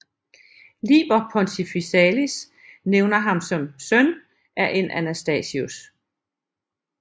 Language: Danish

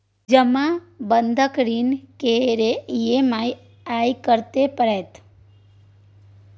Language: Maithili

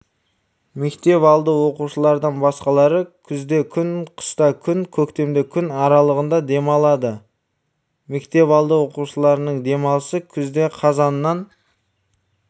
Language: Kazakh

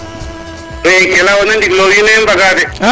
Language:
Serer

